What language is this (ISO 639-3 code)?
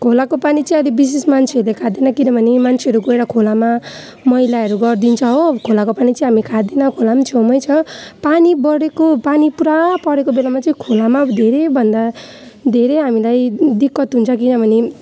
nep